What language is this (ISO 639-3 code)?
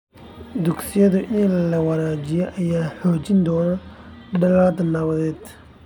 som